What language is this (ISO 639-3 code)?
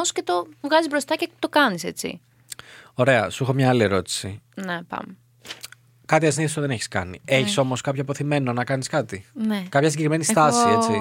ell